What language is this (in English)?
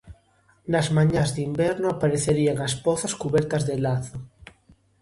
Galician